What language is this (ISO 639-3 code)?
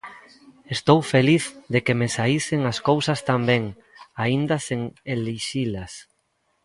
glg